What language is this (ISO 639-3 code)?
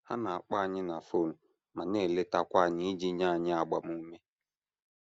ibo